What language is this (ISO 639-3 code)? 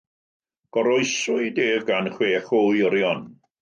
cym